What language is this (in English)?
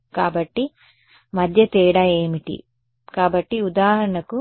Telugu